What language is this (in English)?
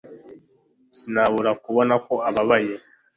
Kinyarwanda